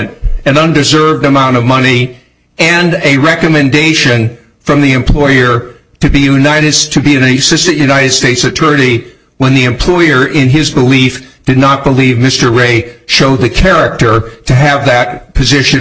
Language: English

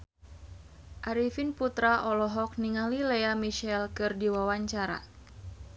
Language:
Sundanese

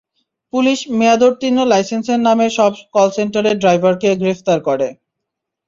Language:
Bangla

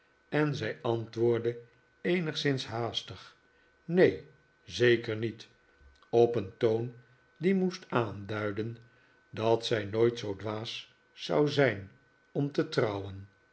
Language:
Dutch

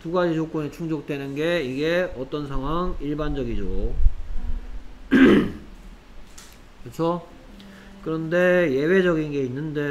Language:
Korean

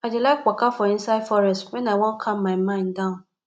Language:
Nigerian Pidgin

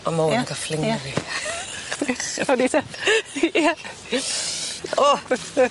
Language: Welsh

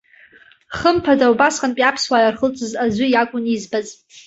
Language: Abkhazian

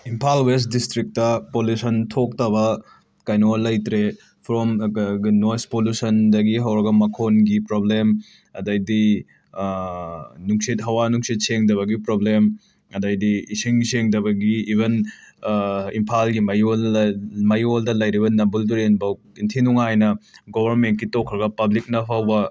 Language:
Manipuri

